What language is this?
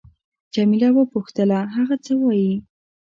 Pashto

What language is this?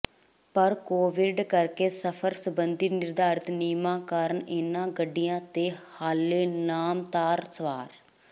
Punjabi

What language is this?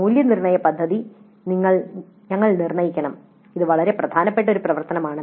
Malayalam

